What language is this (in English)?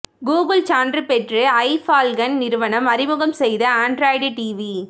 Tamil